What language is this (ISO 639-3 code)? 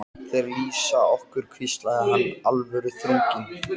isl